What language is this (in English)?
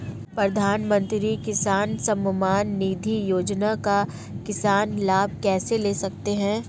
Hindi